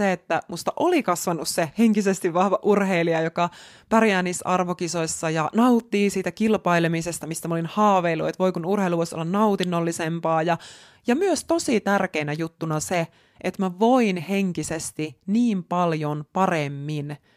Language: Finnish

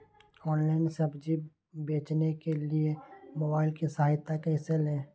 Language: Magahi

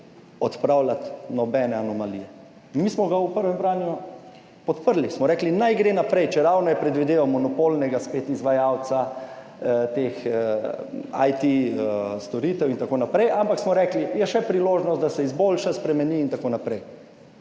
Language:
Slovenian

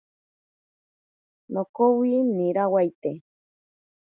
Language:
Ashéninka Perené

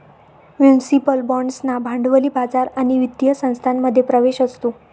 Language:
Marathi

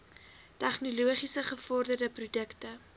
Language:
Afrikaans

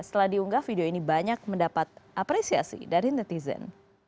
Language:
Indonesian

